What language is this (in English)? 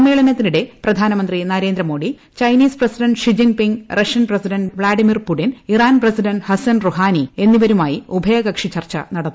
Malayalam